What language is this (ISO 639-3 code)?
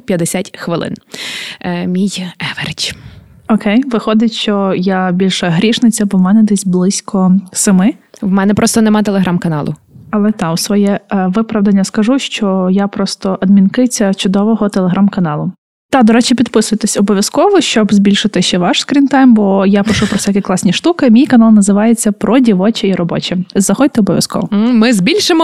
ukr